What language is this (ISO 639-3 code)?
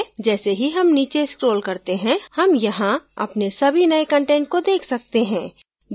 hin